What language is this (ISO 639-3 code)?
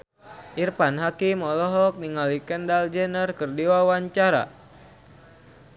sun